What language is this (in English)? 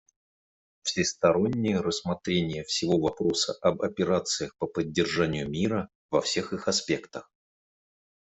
Russian